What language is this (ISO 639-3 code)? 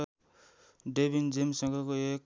nep